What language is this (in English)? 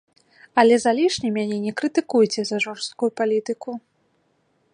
Belarusian